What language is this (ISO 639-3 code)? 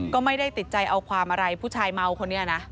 tha